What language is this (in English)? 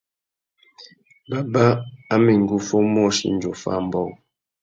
Tuki